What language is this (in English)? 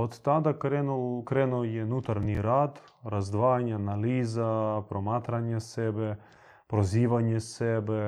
Croatian